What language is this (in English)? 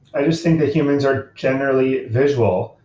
English